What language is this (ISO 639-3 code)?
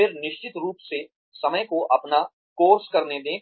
hin